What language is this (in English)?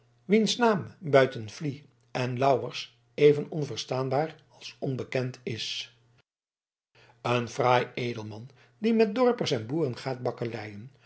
Dutch